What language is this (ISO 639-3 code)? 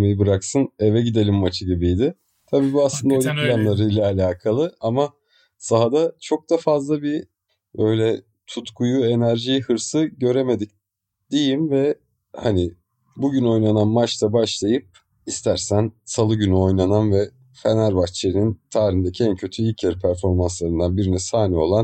tur